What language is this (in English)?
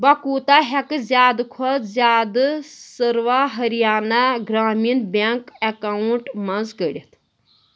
Kashmiri